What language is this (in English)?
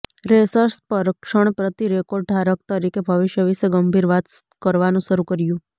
Gujarati